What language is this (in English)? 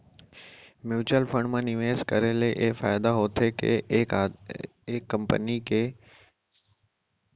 Chhattisgarhi